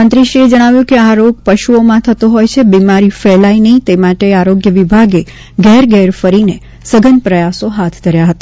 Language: Gujarati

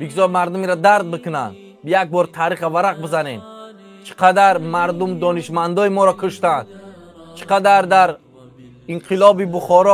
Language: Persian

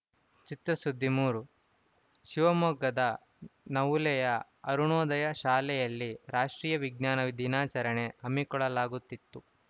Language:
Kannada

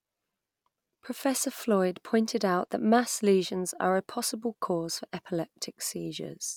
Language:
English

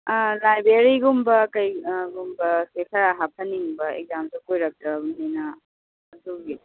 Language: Manipuri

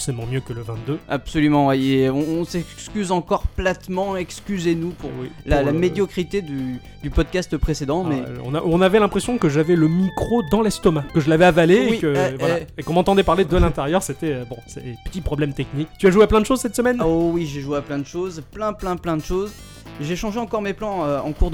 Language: French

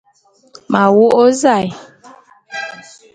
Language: Bulu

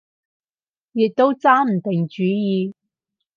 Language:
Cantonese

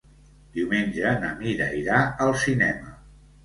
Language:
Catalan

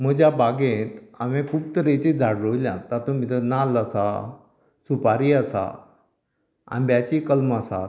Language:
Konkani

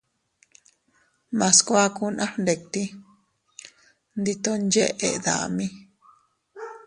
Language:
Teutila Cuicatec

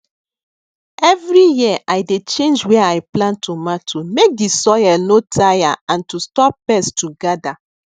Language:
Nigerian Pidgin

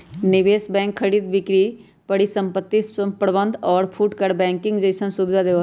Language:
Magahi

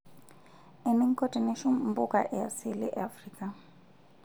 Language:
Masai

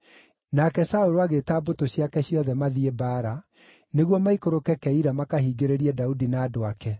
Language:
Kikuyu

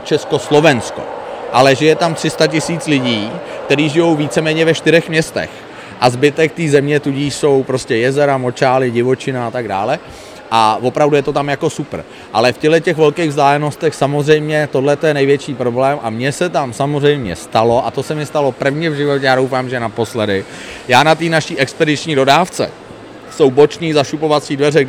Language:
Czech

